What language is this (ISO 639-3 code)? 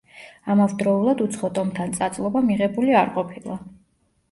kat